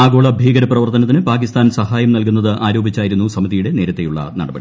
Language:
Malayalam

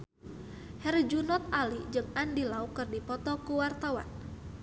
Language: Sundanese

